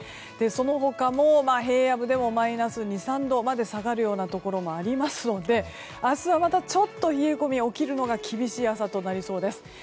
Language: Japanese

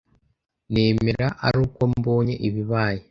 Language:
Kinyarwanda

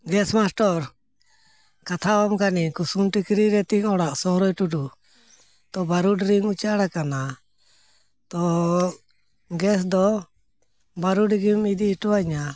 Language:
Santali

